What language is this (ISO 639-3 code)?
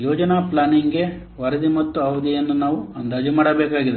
kan